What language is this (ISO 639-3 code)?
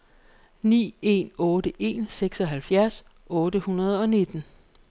dan